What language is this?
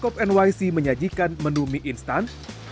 Indonesian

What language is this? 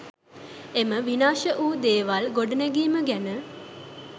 Sinhala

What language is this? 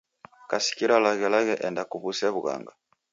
Taita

